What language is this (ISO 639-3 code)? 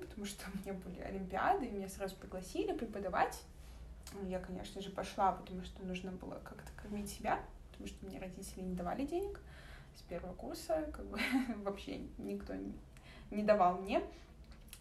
rus